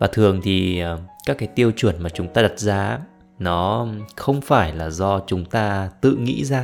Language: Vietnamese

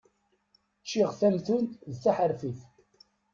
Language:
Kabyle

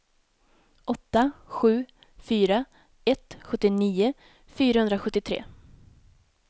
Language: Swedish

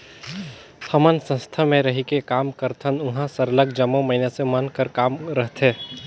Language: Chhattisgarhi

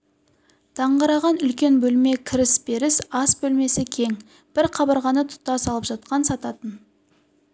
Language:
Kazakh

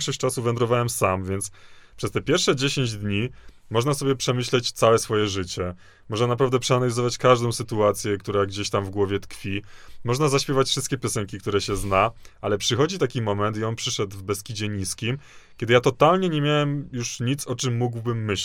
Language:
Polish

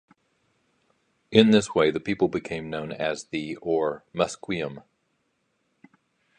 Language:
English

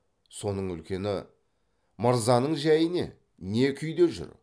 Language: Kazakh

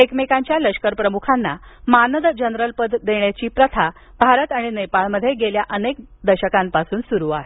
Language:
Marathi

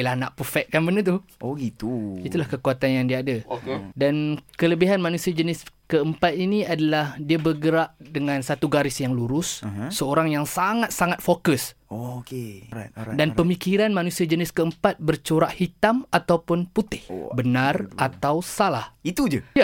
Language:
Malay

